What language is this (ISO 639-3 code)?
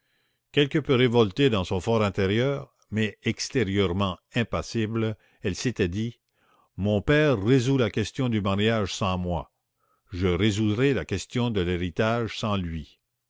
fra